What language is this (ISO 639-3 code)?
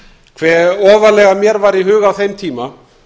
isl